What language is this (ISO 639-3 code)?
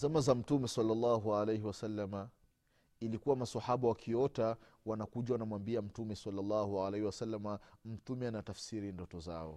swa